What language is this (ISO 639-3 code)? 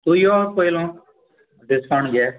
kok